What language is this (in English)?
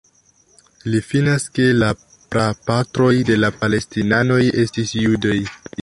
Esperanto